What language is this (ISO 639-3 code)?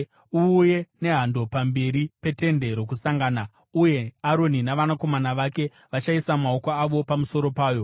sna